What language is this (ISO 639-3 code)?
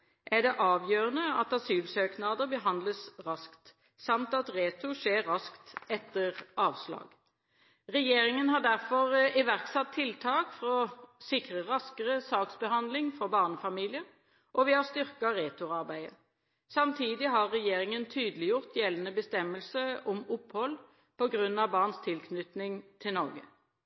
nob